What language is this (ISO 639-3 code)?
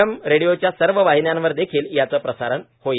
mar